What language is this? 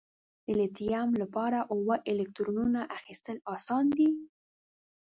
Pashto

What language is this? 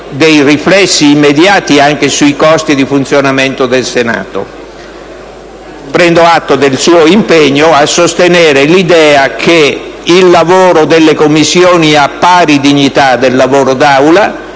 Italian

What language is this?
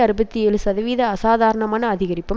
Tamil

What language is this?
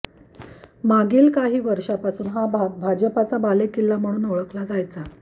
Marathi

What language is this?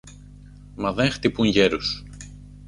Greek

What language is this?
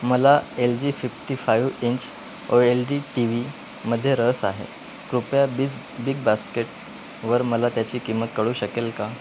Marathi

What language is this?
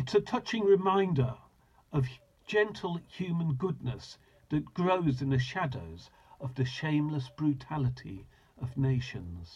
English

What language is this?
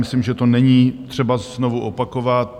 Czech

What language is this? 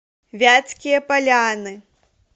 Russian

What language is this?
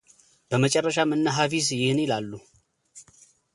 Amharic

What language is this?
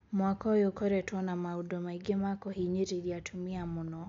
Kikuyu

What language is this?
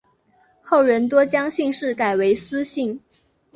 Chinese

